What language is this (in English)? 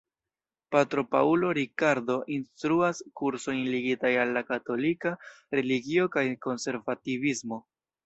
Esperanto